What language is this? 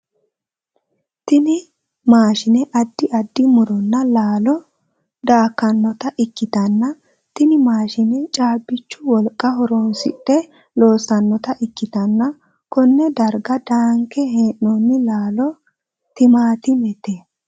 Sidamo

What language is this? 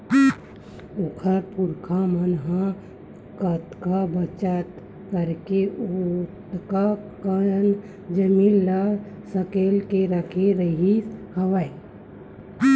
Chhattisgarhi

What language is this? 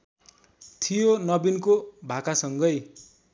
Nepali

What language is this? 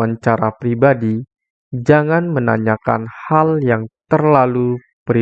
Indonesian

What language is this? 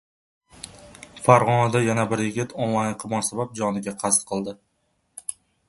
Uzbek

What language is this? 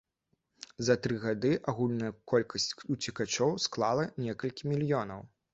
Belarusian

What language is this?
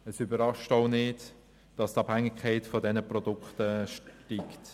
Swiss German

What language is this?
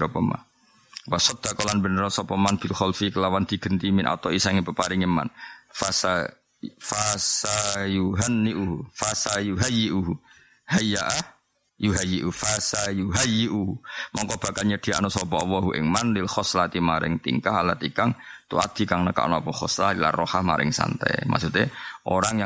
Malay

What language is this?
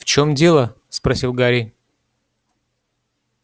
Russian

